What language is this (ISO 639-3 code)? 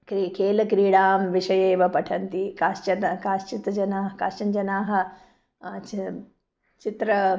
san